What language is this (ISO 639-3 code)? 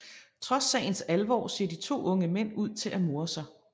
dan